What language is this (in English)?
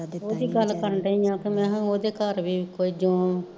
Punjabi